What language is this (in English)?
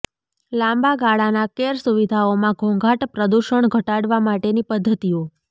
Gujarati